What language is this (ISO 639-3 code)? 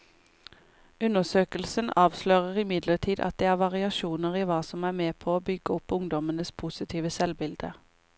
nor